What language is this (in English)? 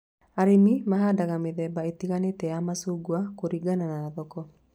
Kikuyu